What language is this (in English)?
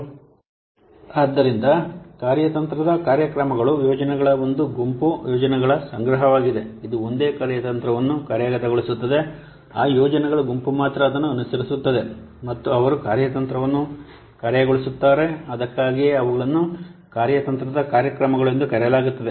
Kannada